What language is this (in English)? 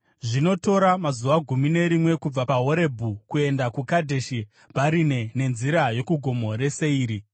Shona